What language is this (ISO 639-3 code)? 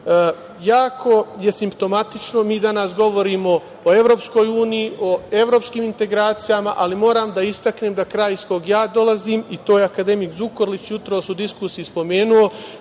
srp